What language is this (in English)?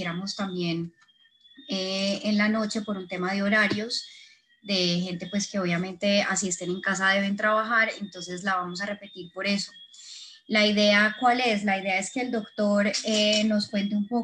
Spanish